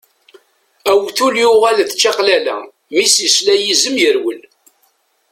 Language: Kabyle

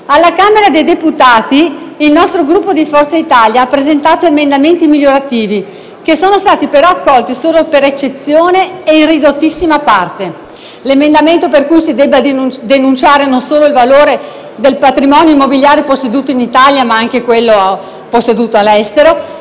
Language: Italian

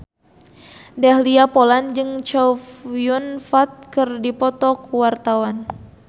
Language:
Sundanese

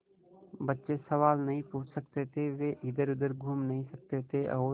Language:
Hindi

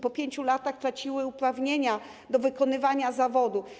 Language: Polish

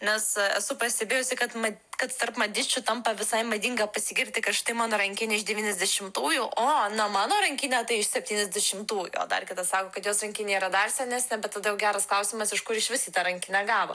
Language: Lithuanian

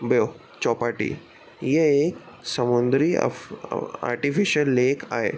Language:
Sindhi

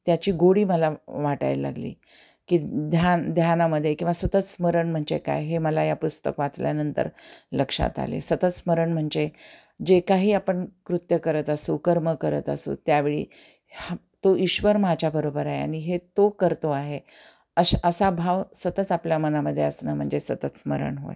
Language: Marathi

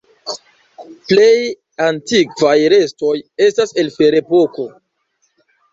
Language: Esperanto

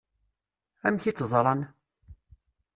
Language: Kabyle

